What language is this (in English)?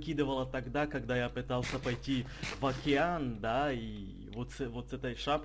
Russian